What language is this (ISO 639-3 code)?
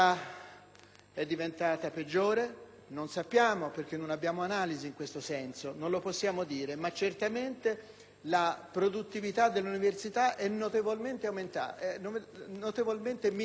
ita